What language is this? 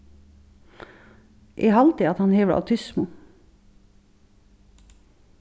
Faroese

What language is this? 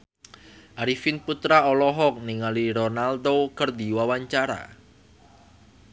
Sundanese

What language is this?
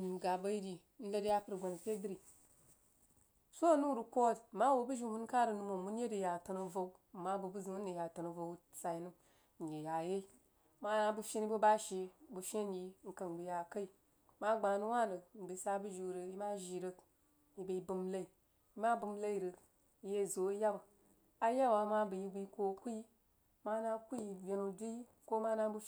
Jiba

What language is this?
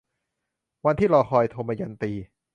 Thai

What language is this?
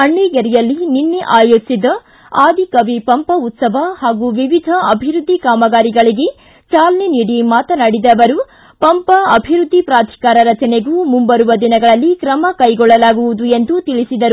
Kannada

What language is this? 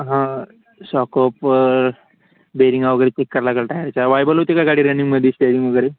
Marathi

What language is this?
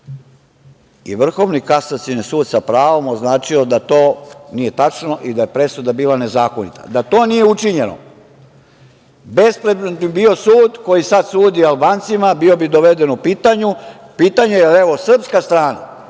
Serbian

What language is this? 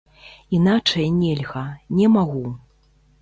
Belarusian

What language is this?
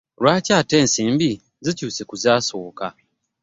Ganda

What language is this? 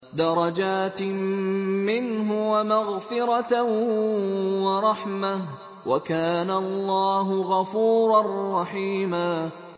Arabic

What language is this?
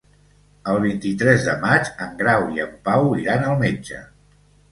Catalan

